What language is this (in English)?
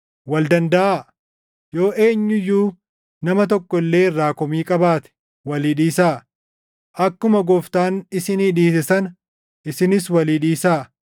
Oromo